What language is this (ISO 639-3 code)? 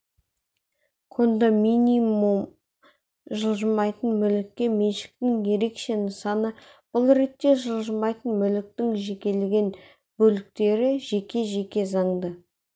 kaz